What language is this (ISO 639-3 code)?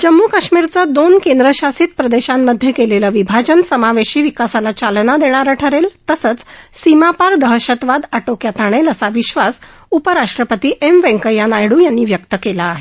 mar